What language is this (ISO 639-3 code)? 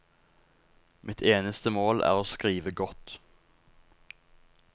nor